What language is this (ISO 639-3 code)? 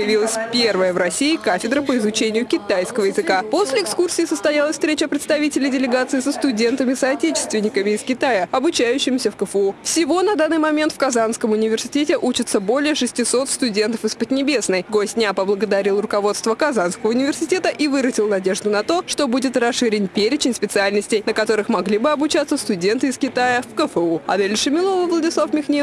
rus